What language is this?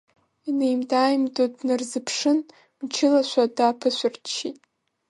Abkhazian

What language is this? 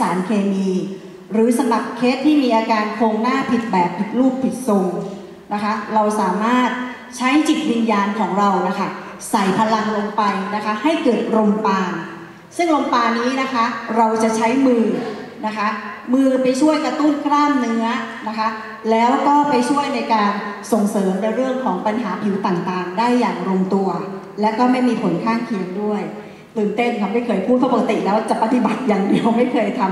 Thai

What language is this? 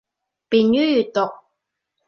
Cantonese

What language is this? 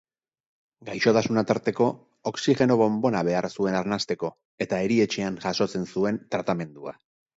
Basque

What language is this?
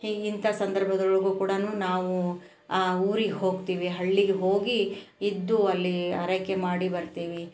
Kannada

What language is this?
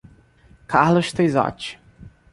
Portuguese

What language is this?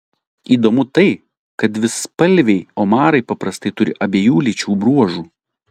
Lithuanian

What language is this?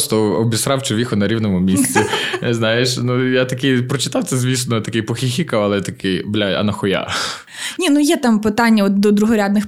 Ukrainian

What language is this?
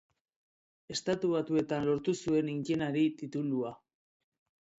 Basque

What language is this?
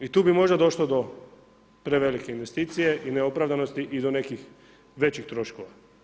Croatian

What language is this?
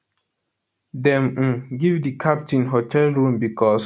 Nigerian Pidgin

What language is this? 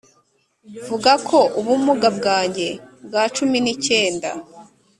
Kinyarwanda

